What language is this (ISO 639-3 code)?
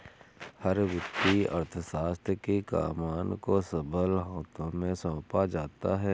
hin